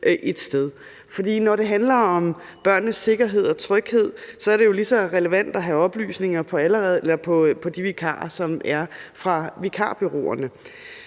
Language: Danish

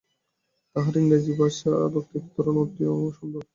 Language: Bangla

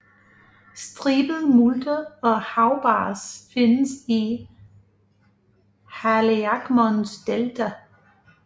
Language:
Danish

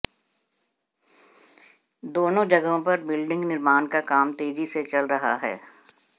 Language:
Hindi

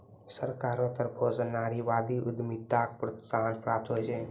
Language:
Maithili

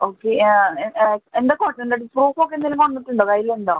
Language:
Malayalam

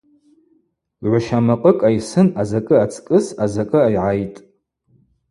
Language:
Abaza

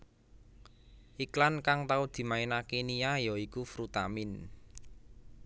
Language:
Javanese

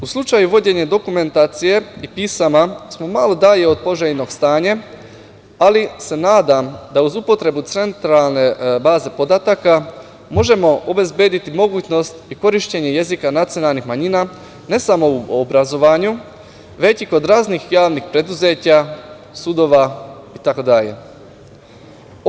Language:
Serbian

